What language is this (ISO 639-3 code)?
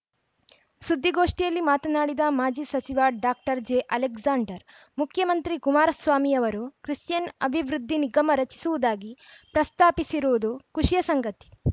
kan